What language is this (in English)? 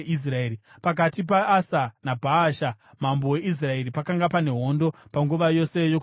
Shona